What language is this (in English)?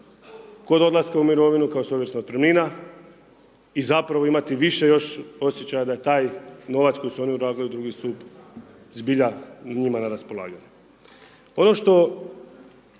Croatian